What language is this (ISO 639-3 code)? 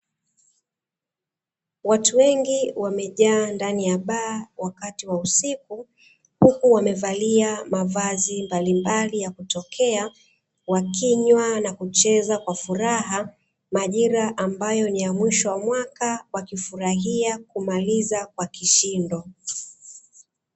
swa